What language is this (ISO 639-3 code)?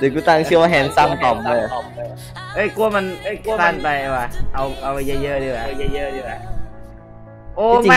tha